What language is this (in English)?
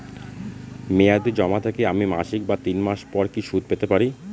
Bangla